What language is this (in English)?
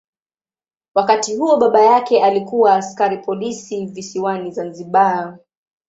Swahili